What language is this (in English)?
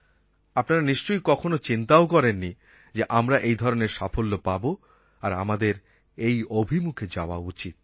Bangla